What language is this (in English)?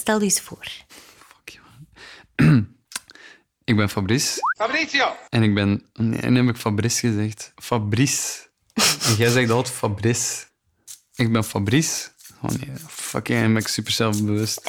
Dutch